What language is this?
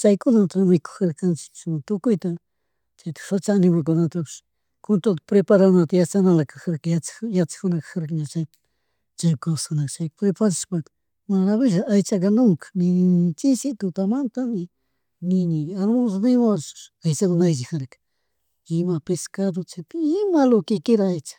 Chimborazo Highland Quichua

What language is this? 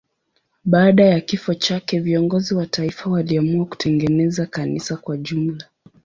Swahili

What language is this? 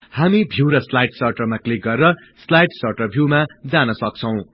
Nepali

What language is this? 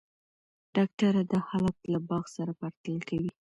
Pashto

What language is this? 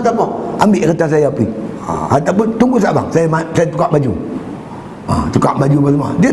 Malay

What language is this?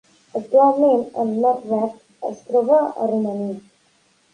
Catalan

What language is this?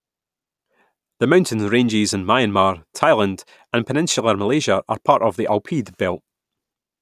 English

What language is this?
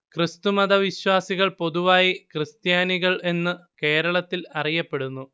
Malayalam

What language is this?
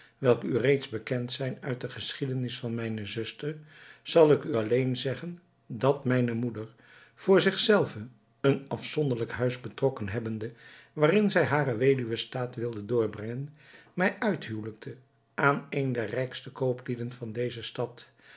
Dutch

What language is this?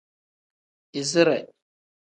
Tem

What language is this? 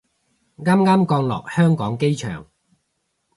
Cantonese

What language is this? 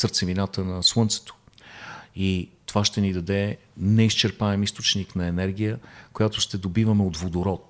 Bulgarian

